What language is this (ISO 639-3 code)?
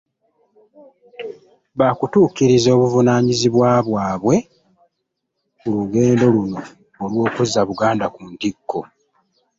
lug